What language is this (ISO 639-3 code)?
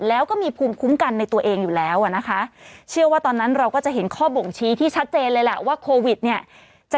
tha